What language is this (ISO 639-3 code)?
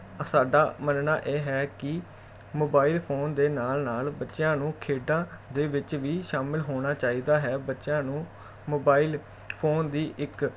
pan